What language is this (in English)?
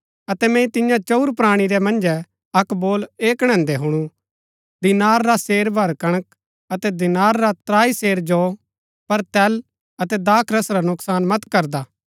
Gaddi